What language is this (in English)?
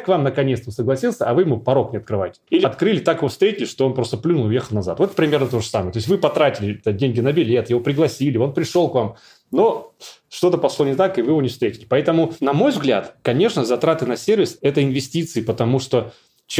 Russian